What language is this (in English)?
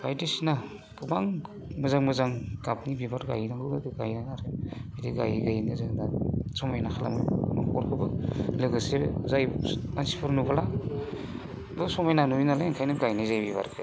Bodo